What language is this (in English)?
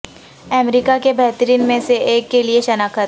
Urdu